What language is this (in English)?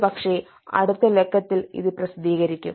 Malayalam